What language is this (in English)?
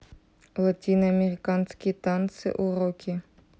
Russian